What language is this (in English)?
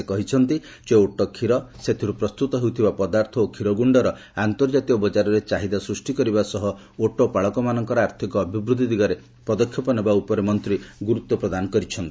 Odia